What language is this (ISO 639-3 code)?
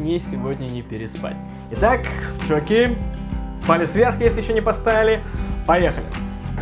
rus